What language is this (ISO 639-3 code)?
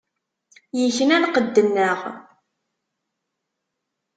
kab